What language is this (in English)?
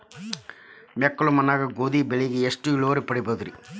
Kannada